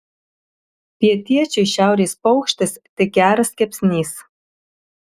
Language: Lithuanian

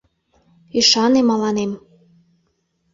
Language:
Mari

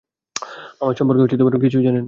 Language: Bangla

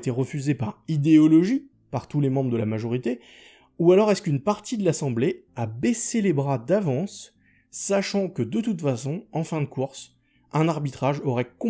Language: French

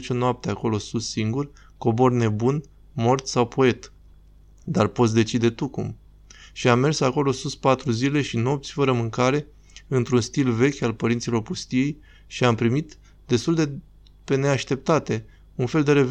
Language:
Romanian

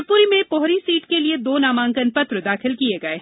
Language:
Hindi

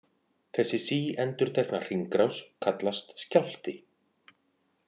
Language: Icelandic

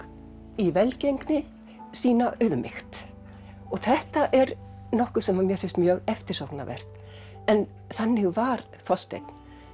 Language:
Icelandic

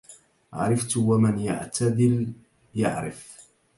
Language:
Arabic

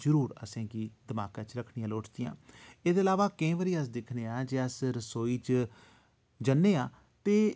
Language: Dogri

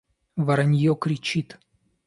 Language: Russian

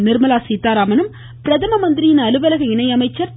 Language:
Tamil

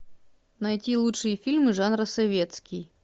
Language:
Russian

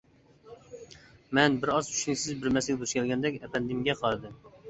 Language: Uyghur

